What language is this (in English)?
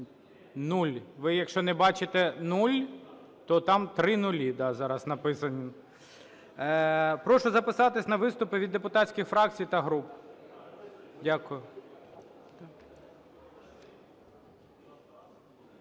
Ukrainian